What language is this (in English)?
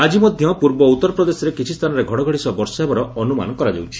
Odia